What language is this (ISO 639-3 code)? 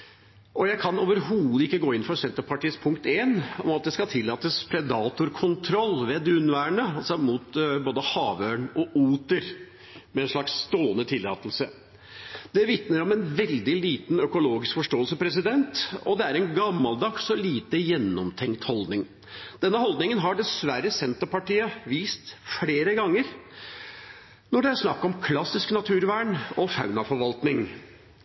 nob